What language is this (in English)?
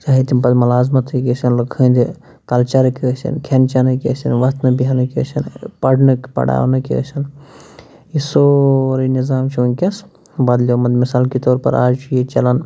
Kashmiri